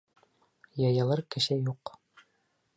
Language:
Bashkir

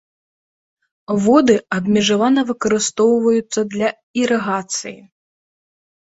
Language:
Belarusian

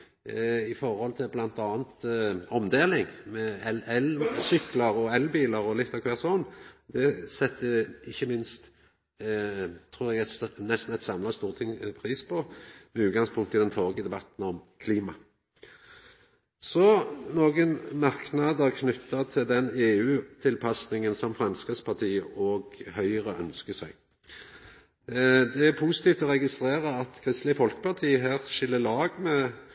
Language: Norwegian Nynorsk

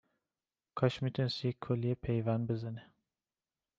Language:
Persian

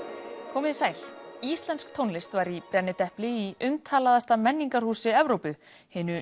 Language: Icelandic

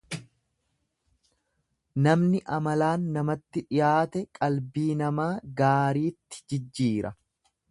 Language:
Oromo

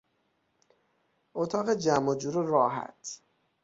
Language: Persian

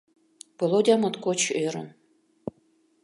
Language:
Mari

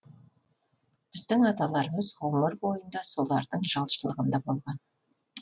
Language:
Kazakh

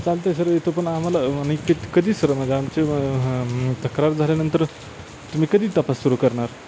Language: Marathi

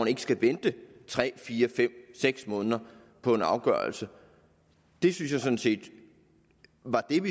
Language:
Danish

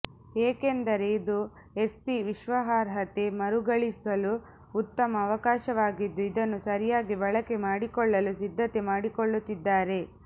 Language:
Kannada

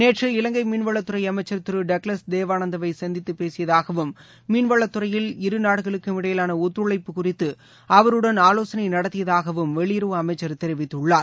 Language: Tamil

